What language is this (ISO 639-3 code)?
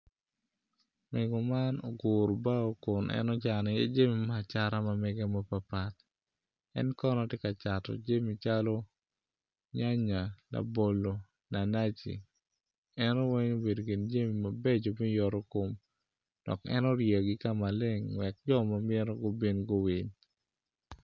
ach